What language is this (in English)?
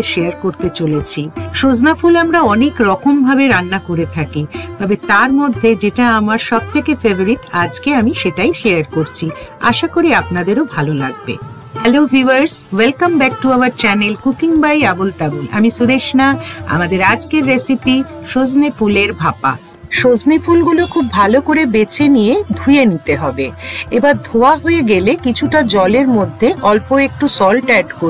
Bangla